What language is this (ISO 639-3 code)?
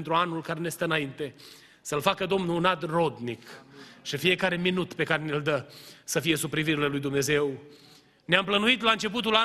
ron